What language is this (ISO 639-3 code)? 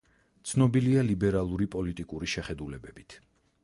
kat